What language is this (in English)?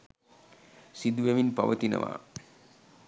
Sinhala